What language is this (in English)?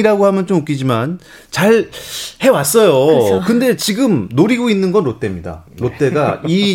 Korean